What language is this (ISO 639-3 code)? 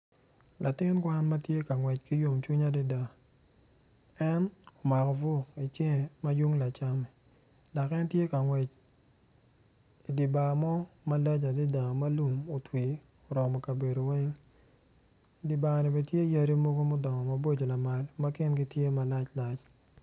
ach